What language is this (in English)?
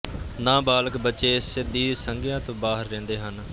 Punjabi